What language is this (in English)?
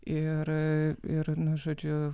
Lithuanian